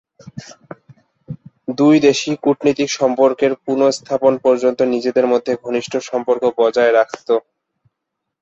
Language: Bangla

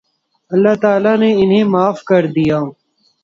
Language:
Urdu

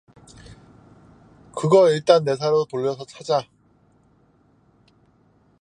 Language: Korean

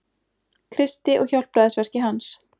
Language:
Icelandic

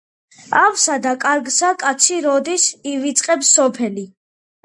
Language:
Georgian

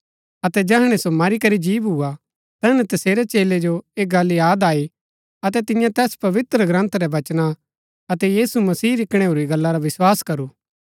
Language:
Gaddi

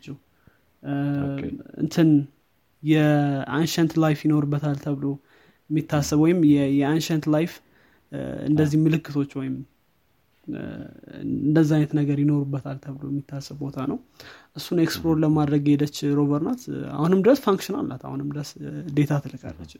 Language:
Amharic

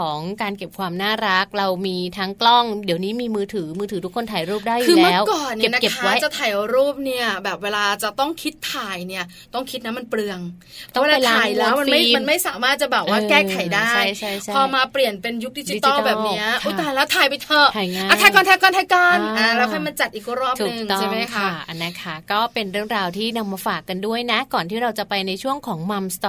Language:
Thai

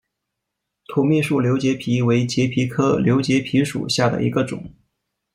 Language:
Chinese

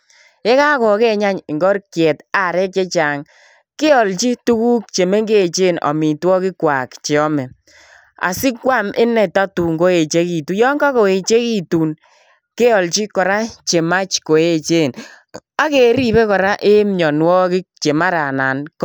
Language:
Kalenjin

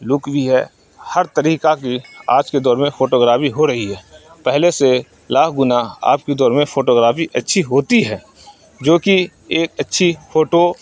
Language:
Urdu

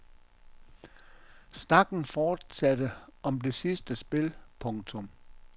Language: Danish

